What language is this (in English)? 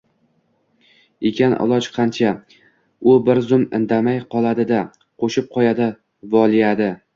Uzbek